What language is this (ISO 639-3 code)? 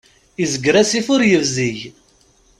kab